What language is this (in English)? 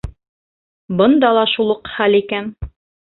Bashkir